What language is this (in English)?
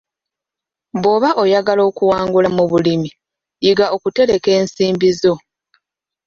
Ganda